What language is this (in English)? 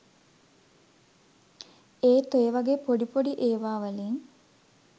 Sinhala